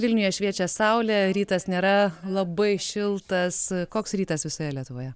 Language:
Lithuanian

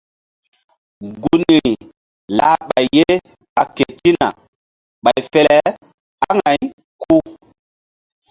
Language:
Mbum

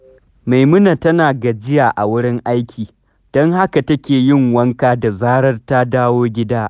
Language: Hausa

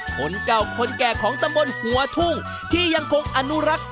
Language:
Thai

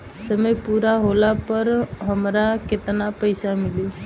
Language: Bhojpuri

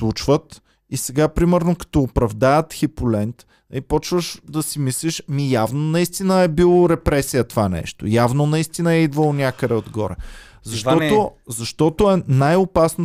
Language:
Bulgarian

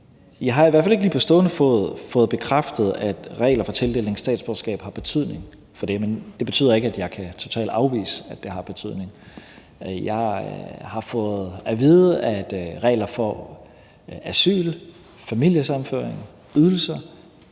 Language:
Danish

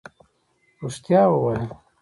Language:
Pashto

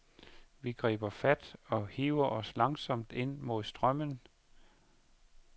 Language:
Danish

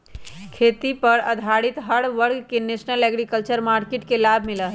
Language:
Magahi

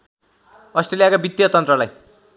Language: Nepali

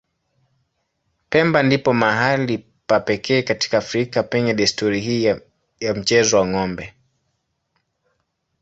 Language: Swahili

